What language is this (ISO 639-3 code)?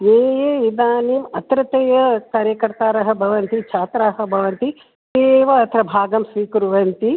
san